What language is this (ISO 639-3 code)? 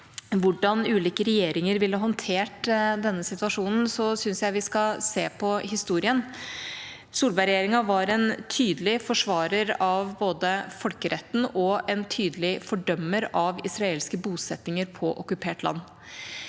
nor